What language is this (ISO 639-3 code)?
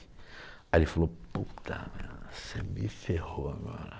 por